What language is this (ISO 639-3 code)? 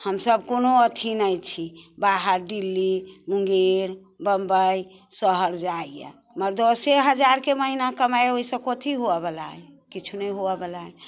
mai